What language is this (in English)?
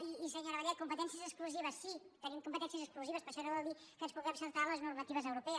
Catalan